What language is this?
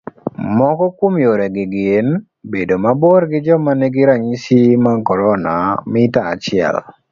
Luo (Kenya and Tanzania)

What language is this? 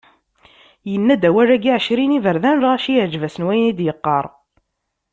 Kabyle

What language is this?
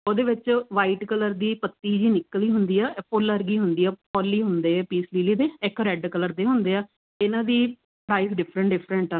Punjabi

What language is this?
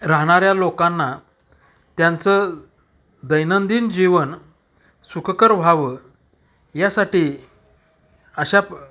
Marathi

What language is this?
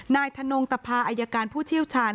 Thai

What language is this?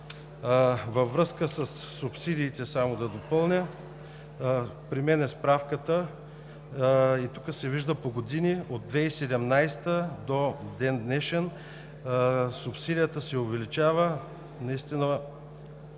Bulgarian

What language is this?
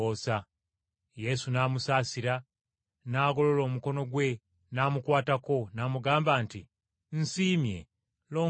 Ganda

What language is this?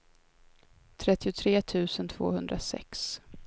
Swedish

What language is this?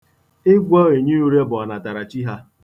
Igbo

